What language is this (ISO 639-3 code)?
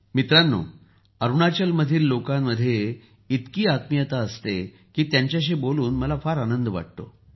mar